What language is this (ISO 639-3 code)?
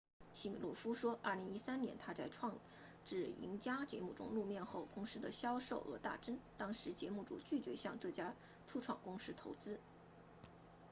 zho